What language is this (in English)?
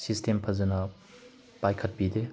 Manipuri